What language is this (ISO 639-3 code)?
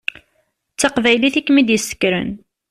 kab